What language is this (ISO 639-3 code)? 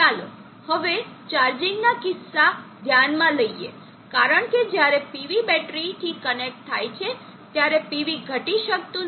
guj